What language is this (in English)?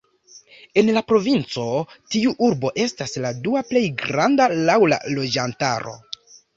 Esperanto